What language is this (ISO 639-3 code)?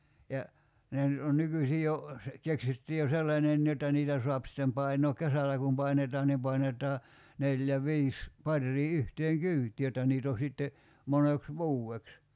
fin